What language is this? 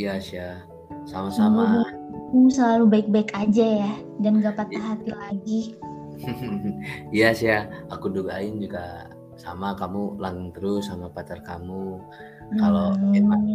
Indonesian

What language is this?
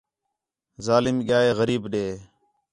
Khetrani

